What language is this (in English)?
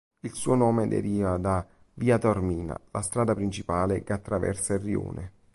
Italian